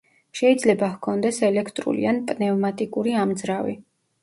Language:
Georgian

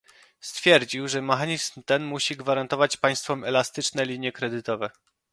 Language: Polish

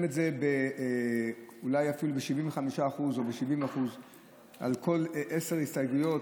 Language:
Hebrew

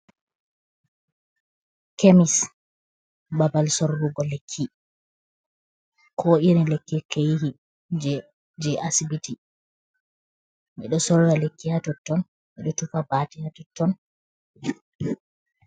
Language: Fula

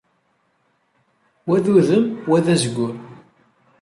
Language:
Kabyle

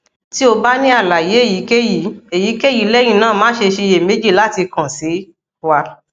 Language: Yoruba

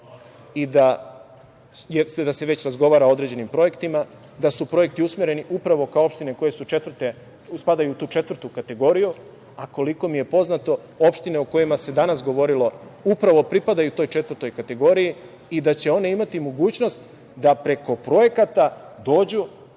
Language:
Serbian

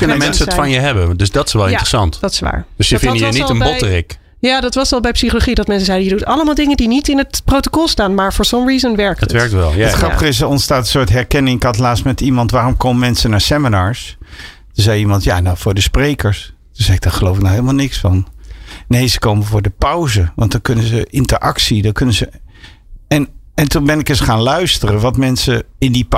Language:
Dutch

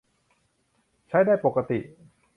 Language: Thai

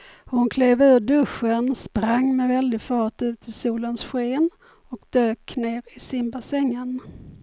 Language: Swedish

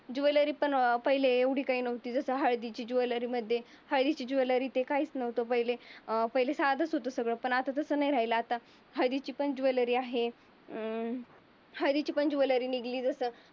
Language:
Marathi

